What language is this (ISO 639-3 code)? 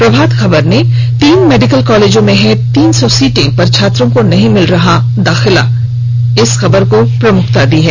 hin